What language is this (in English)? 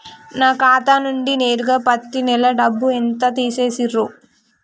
Telugu